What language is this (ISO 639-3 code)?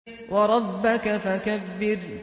ara